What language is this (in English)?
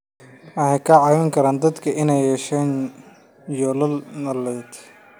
Somali